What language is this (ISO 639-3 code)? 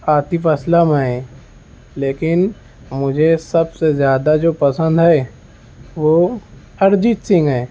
urd